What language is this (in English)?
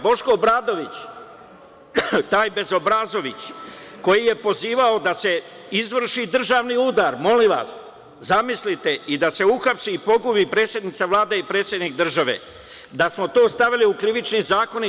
Serbian